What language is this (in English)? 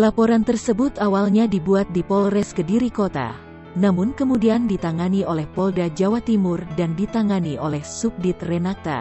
Indonesian